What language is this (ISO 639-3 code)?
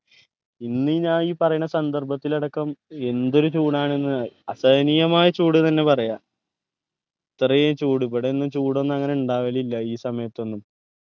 mal